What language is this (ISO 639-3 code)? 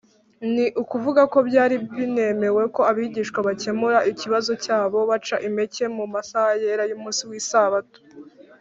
kin